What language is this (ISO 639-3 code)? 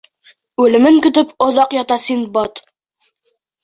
bak